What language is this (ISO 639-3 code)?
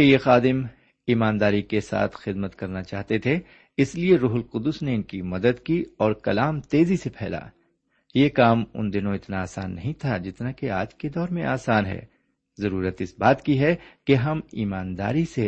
urd